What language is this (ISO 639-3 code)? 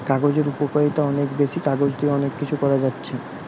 ben